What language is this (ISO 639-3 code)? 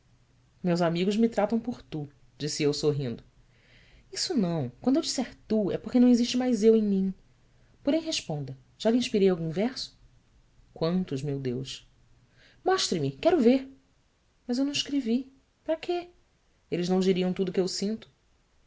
por